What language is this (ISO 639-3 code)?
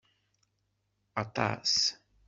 kab